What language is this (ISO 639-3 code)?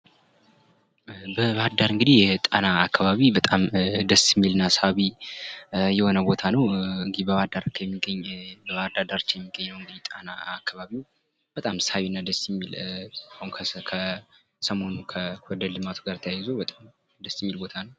amh